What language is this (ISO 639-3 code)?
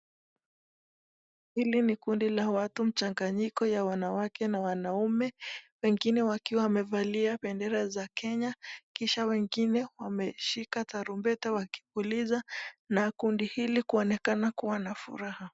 swa